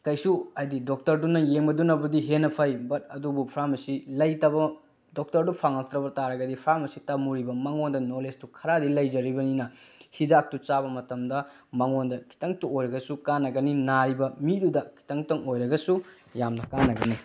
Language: Manipuri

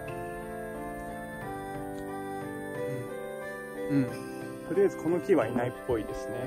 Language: Japanese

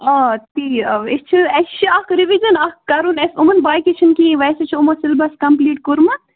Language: Kashmiri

